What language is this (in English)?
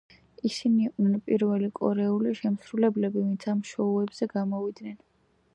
Georgian